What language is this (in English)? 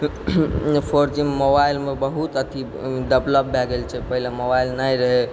Maithili